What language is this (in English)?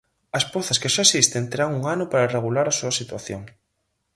Galician